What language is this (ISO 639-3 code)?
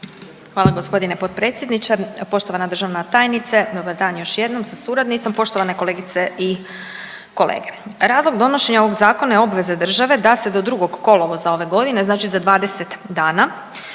hrv